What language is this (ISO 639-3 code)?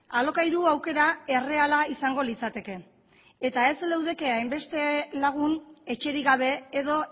eus